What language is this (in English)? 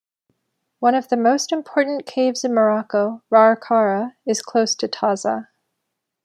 English